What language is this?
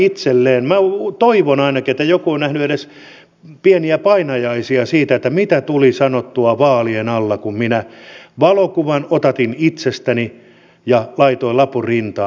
Finnish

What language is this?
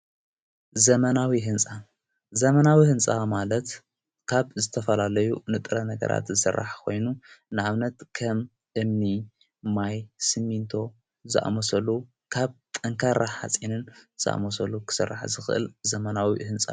Tigrinya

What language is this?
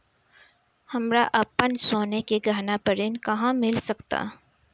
Bhojpuri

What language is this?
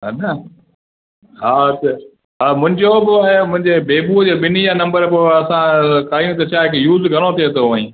Sindhi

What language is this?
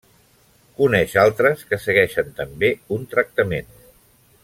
Catalan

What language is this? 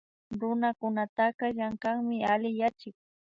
Imbabura Highland Quichua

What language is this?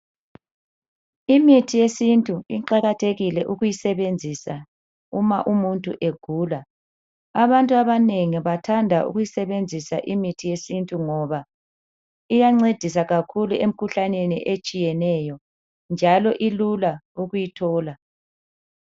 North Ndebele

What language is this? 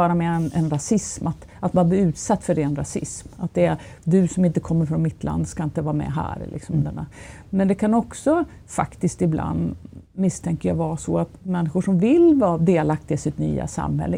Swedish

